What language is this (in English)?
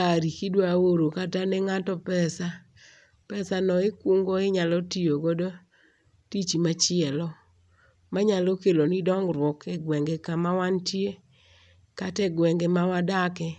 Luo (Kenya and Tanzania)